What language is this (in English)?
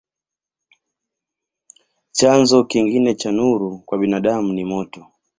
Swahili